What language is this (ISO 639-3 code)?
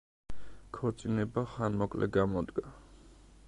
kat